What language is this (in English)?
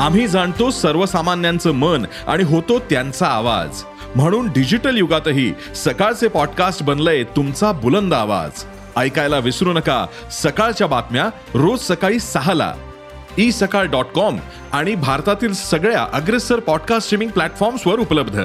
Marathi